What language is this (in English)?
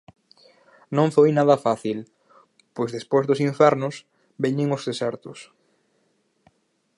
Galician